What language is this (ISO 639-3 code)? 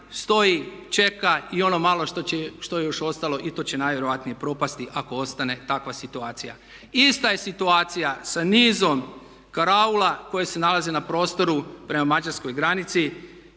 hrv